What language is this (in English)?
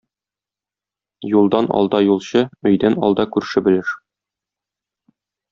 Tatar